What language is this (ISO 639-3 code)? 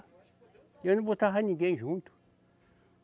por